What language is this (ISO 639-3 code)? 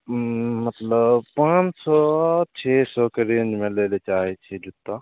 mai